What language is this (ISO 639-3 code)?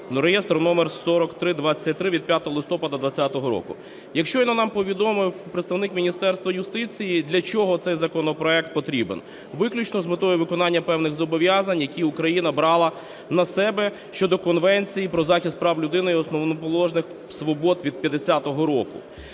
ukr